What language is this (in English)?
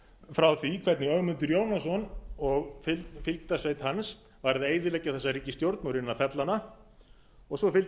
Icelandic